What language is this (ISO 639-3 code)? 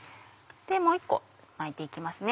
jpn